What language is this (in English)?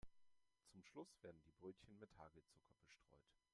German